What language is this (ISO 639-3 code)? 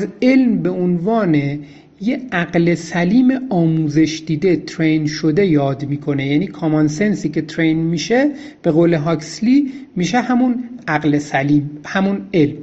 fas